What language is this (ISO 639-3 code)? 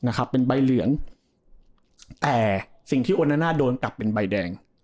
tha